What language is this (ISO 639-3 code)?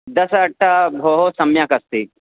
san